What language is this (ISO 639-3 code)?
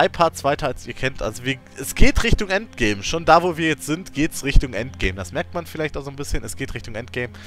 deu